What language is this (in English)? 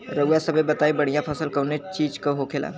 Bhojpuri